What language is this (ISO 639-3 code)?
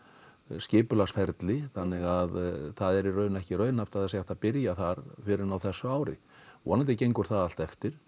isl